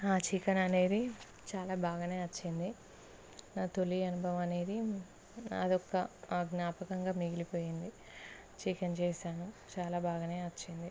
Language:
Telugu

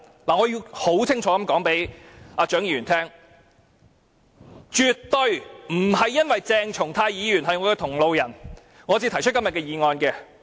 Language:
Cantonese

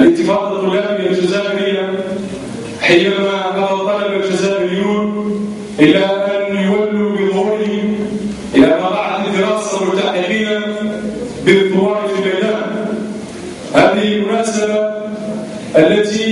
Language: Arabic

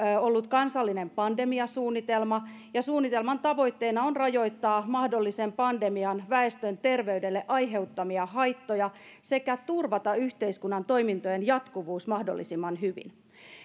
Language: Finnish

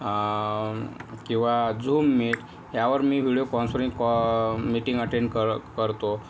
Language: Marathi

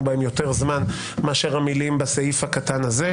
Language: Hebrew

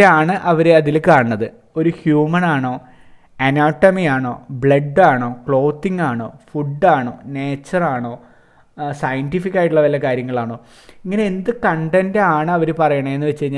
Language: Malayalam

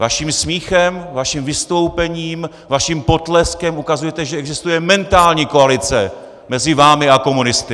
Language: Czech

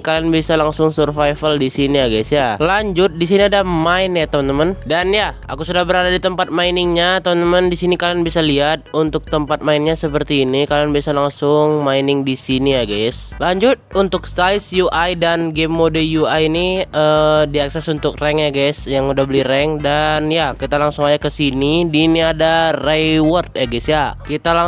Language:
Indonesian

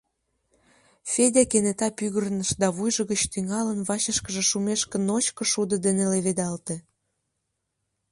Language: Mari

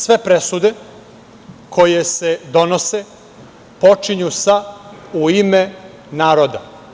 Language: Serbian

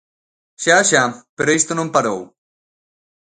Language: Galician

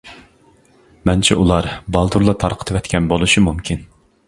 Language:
Uyghur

